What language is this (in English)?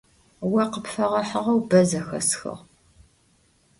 Adyghe